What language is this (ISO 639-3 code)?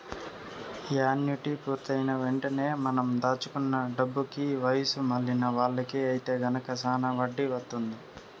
tel